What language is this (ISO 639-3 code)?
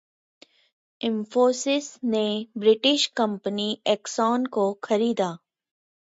hin